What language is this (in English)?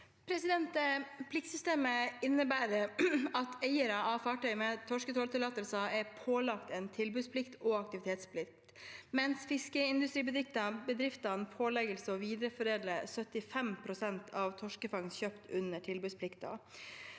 Norwegian